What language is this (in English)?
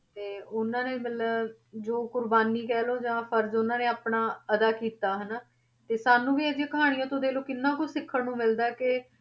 Punjabi